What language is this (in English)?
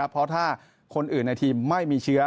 Thai